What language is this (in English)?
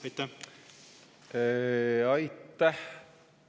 Estonian